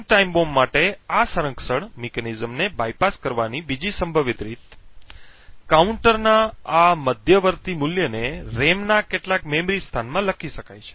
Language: Gujarati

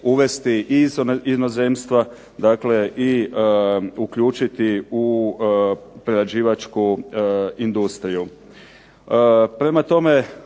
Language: Croatian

